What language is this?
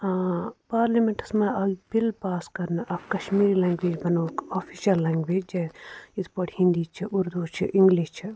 Kashmiri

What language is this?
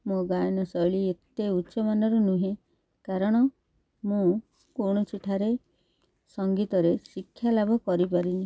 Odia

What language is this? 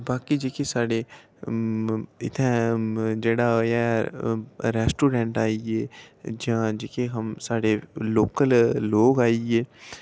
Dogri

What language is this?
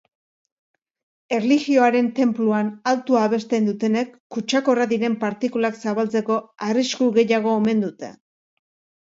Basque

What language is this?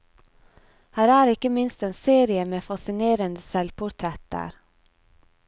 Norwegian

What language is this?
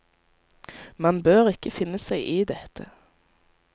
Norwegian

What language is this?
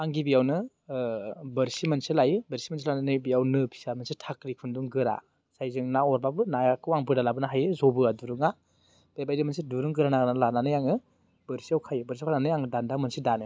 Bodo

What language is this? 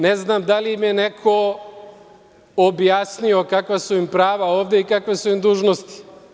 Serbian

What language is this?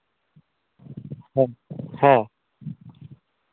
Santali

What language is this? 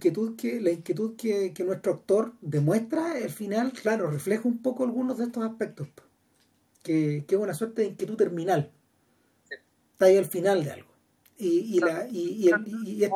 Spanish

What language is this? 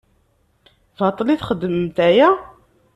Kabyle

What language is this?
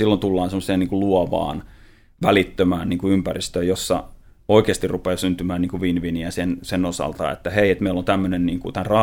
Finnish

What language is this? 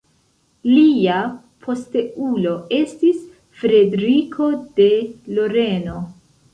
Esperanto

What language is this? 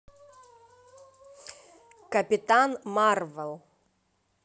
Russian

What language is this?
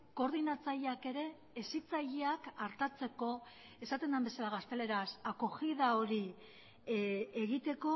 Basque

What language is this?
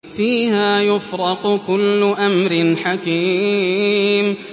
Arabic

